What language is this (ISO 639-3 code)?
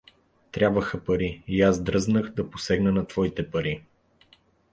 bul